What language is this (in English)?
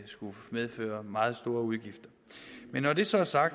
Danish